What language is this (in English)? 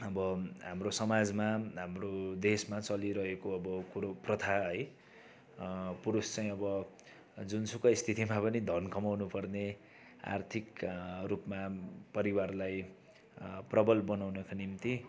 Nepali